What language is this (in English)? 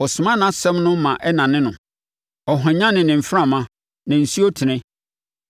Akan